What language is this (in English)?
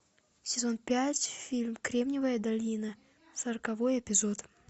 Russian